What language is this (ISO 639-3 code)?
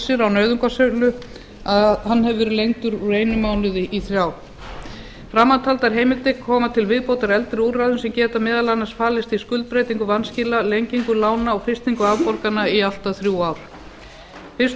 isl